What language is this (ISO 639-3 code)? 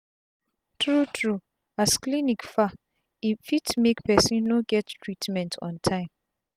pcm